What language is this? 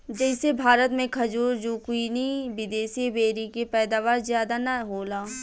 Bhojpuri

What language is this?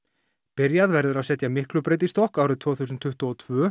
Icelandic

